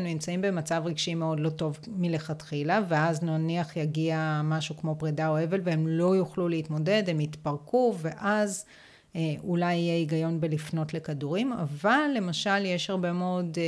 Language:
Hebrew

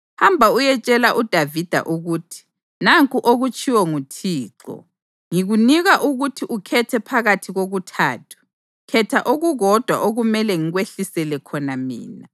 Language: North Ndebele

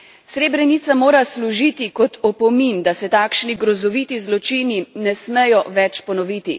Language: Slovenian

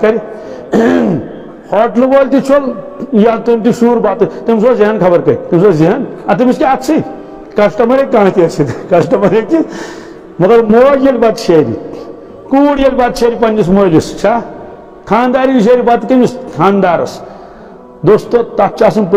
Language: Turkish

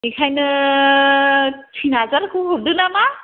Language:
Bodo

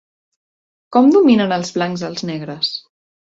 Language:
Catalan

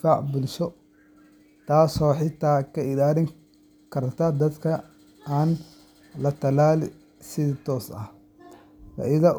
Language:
Somali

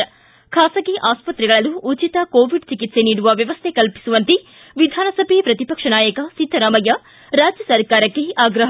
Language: Kannada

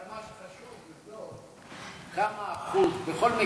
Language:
Hebrew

